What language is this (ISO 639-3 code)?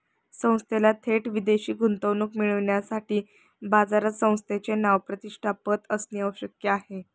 mar